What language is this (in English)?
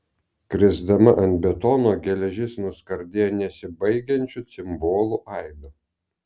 Lithuanian